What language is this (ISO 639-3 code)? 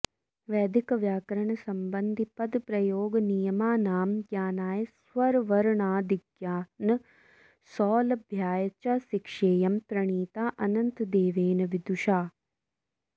san